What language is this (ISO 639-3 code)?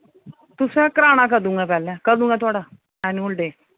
doi